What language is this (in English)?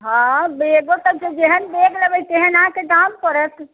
Maithili